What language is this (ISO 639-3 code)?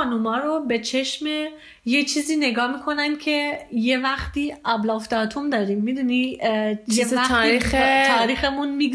fas